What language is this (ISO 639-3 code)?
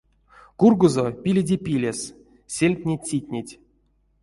myv